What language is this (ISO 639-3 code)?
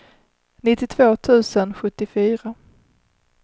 swe